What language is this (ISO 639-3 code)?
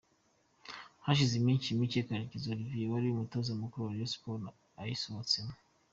kin